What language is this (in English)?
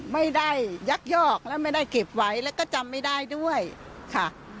Thai